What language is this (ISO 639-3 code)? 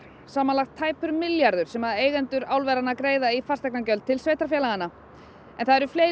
isl